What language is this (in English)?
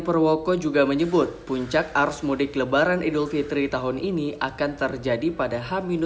Indonesian